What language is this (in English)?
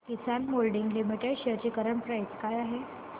Marathi